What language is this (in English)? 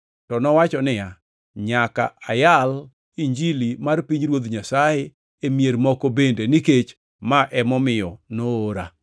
Luo (Kenya and Tanzania)